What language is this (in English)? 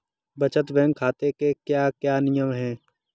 Hindi